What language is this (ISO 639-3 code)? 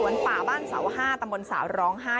tha